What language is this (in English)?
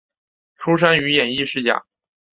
Chinese